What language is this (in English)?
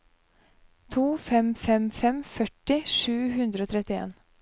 Norwegian